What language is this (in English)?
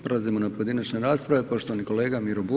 Croatian